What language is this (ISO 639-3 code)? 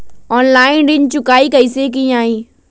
mag